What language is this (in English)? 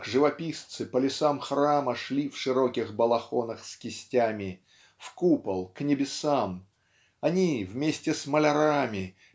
Russian